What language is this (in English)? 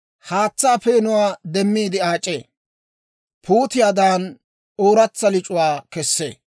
Dawro